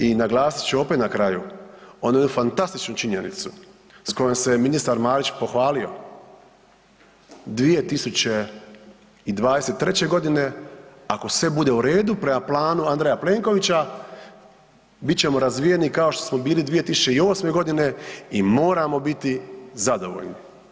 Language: Croatian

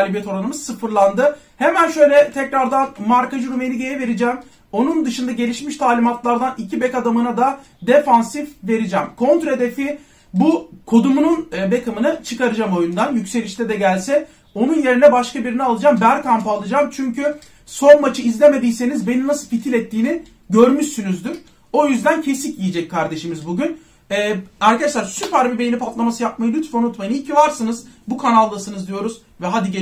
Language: Turkish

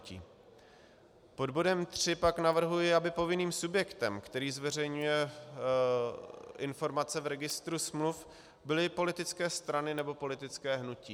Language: Czech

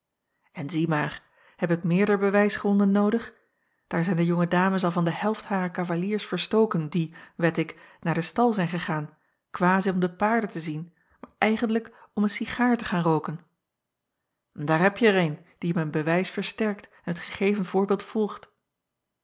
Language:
Dutch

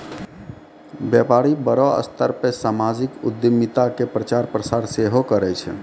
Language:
Maithili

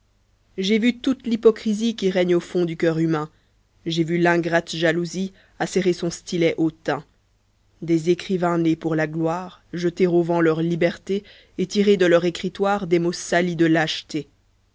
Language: French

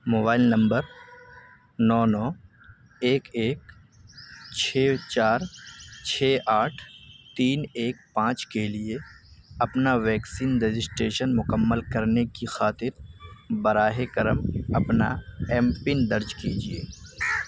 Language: Urdu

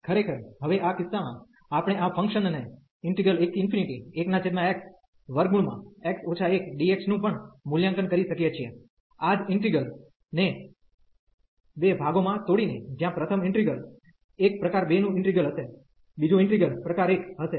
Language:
Gujarati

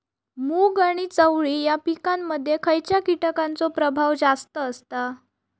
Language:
Marathi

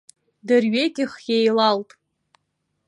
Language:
Abkhazian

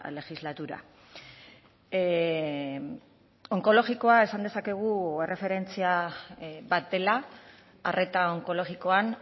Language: Basque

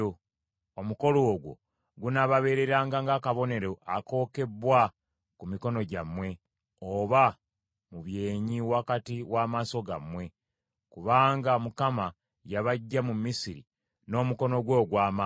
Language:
Ganda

